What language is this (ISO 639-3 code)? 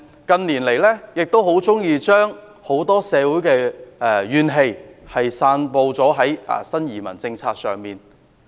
yue